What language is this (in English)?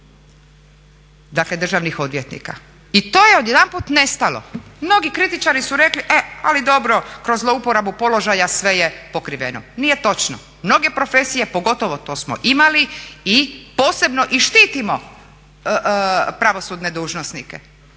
Croatian